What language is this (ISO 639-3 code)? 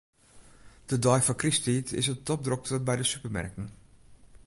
fry